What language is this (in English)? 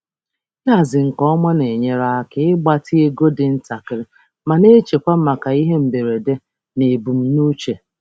Igbo